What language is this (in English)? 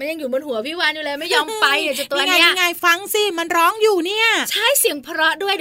Thai